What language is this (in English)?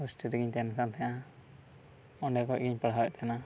Santali